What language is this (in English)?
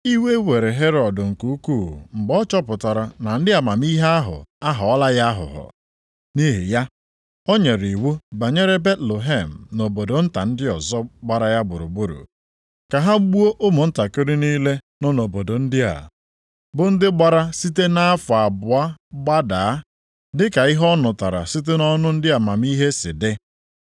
Igbo